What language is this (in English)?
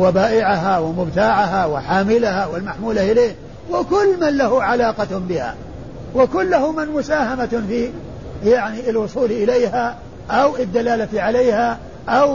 Arabic